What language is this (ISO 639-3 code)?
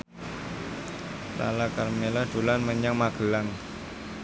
jav